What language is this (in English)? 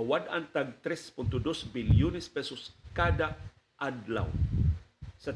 Filipino